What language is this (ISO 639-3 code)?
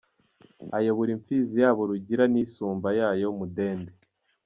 kin